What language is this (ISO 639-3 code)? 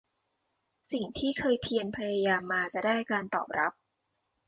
tha